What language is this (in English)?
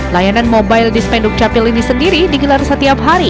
Indonesian